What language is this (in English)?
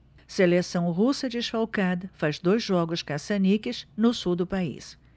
Portuguese